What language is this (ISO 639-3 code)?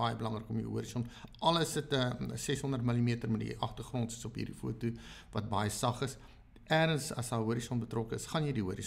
nld